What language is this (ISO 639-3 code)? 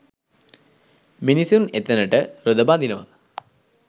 sin